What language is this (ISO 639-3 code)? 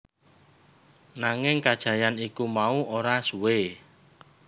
jav